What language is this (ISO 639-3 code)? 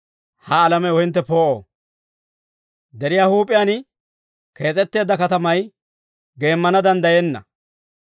dwr